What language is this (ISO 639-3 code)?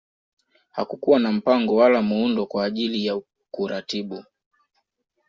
swa